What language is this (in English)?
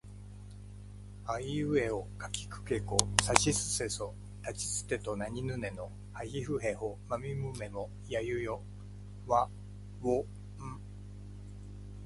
Japanese